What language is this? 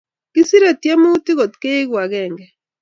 Kalenjin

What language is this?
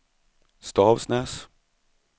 Swedish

